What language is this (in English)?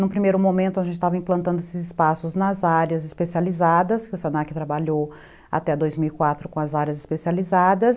Portuguese